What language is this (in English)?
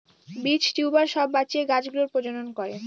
Bangla